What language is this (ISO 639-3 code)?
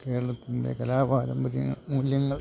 mal